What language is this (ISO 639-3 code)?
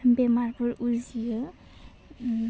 brx